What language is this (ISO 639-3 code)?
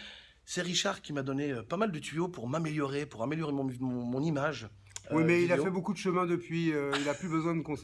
fra